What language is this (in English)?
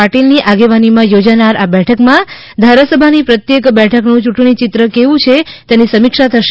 Gujarati